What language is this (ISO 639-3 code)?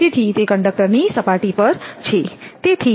guj